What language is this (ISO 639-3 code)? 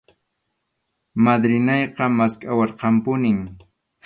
qxu